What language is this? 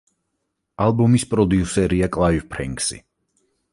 Georgian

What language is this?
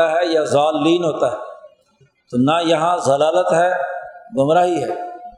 Urdu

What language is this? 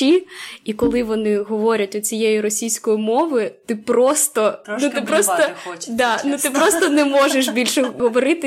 Ukrainian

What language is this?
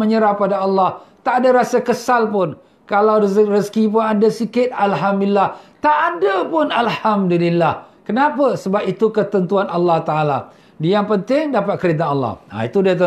Malay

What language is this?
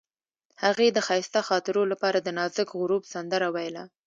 Pashto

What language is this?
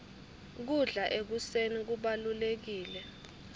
Swati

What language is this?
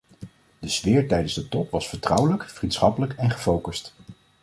Dutch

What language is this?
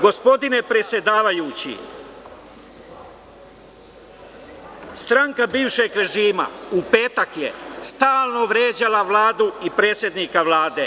Serbian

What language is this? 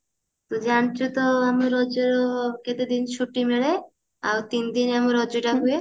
Odia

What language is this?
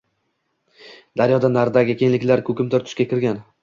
Uzbek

